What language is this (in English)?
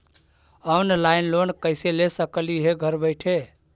Magahi